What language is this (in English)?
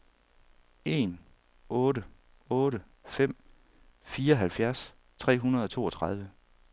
Danish